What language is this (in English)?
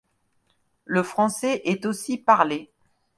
French